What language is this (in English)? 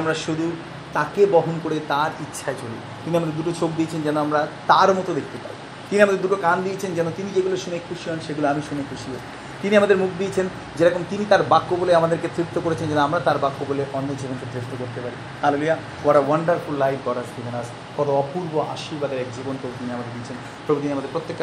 Bangla